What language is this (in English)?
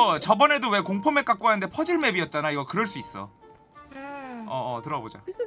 Korean